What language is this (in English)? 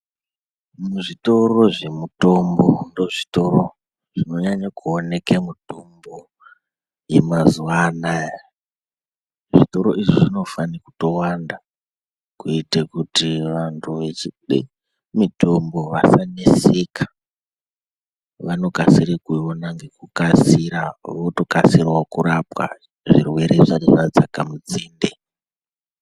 Ndau